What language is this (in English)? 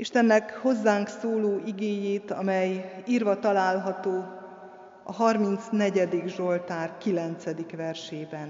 Hungarian